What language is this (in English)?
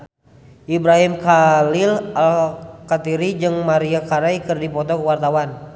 Sundanese